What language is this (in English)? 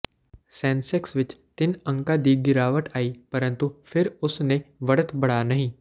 Punjabi